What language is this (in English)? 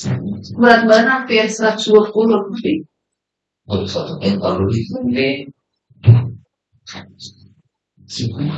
Indonesian